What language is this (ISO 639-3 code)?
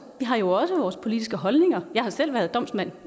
dan